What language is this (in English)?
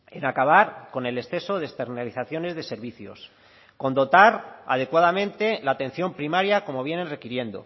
Spanish